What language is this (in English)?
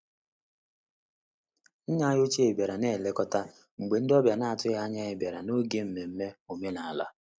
Igbo